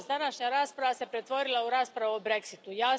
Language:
Croatian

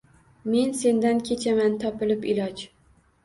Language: Uzbek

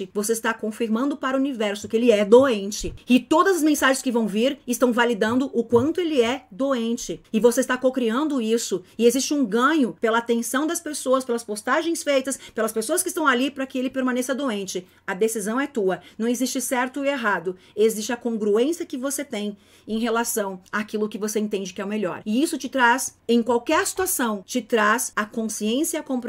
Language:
Portuguese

